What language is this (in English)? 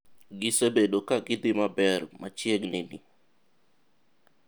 Luo (Kenya and Tanzania)